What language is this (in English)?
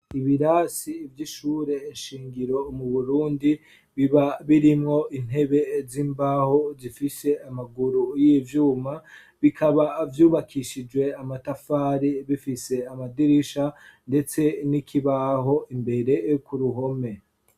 Rundi